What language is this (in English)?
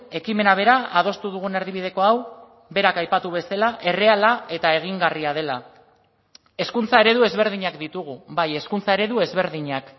Basque